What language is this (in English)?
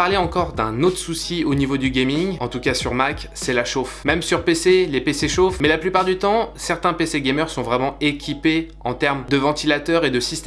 French